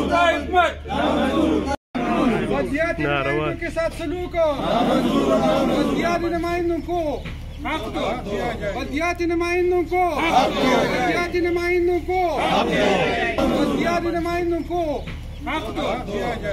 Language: Romanian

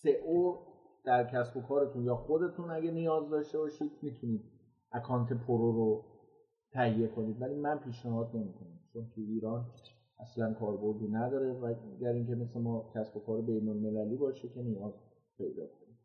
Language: Persian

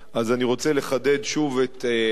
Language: Hebrew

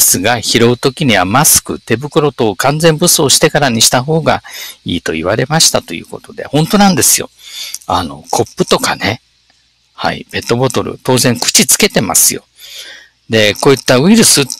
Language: Japanese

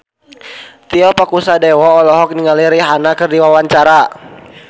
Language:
Sundanese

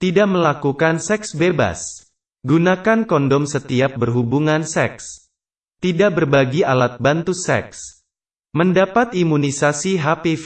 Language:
Indonesian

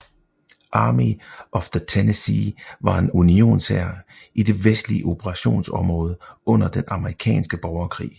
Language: Danish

